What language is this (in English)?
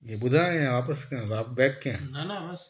Sindhi